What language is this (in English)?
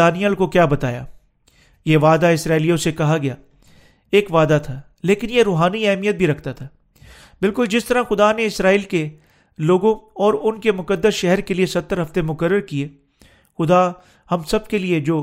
Urdu